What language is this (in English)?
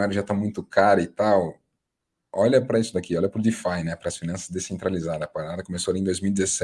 Portuguese